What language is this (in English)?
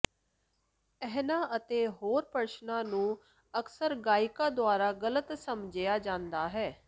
Punjabi